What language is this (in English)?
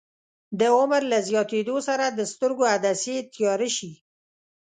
Pashto